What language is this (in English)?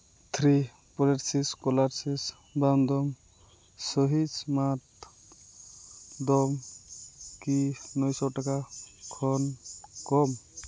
Santali